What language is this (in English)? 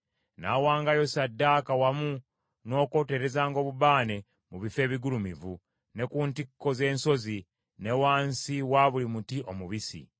Ganda